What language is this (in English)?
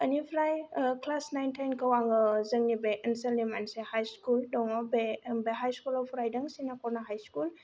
Bodo